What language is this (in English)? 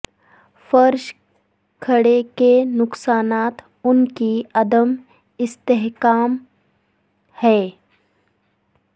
Urdu